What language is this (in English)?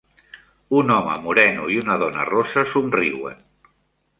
Catalan